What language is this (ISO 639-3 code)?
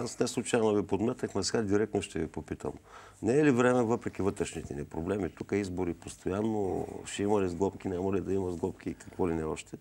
bul